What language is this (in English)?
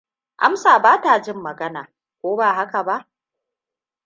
Hausa